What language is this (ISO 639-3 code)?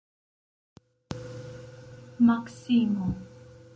epo